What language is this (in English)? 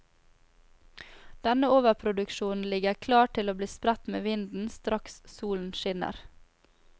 Norwegian